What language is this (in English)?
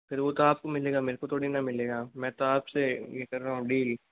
Hindi